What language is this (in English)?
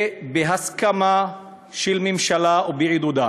Hebrew